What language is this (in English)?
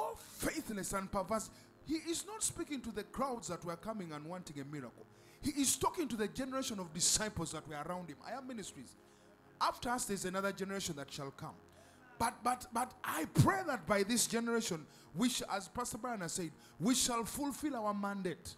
English